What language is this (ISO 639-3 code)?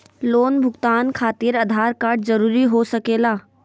mag